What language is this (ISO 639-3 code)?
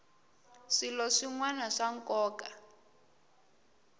tso